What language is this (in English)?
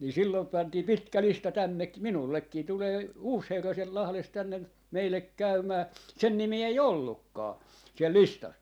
Finnish